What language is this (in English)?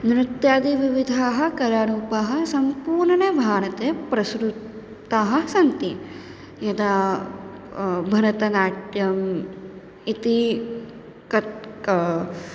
Sanskrit